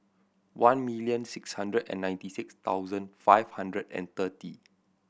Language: English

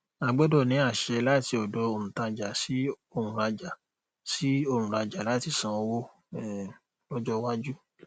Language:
Yoruba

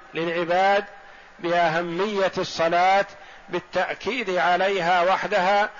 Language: Arabic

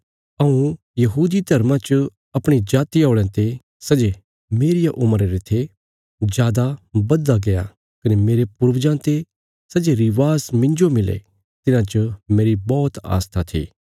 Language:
Bilaspuri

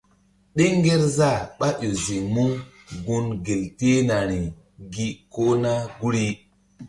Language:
Mbum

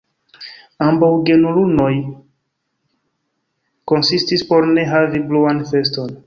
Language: Esperanto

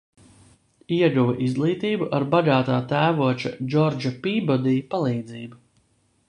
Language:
Latvian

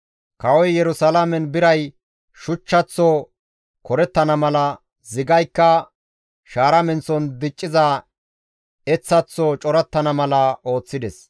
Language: Gamo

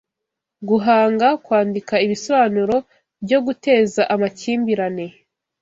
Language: Kinyarwanda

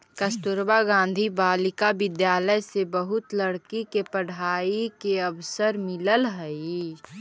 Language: Magahi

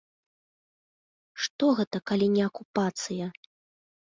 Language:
Belarusian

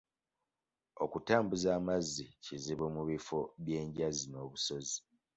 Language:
Ganda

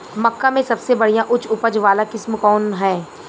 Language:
Bhojpuri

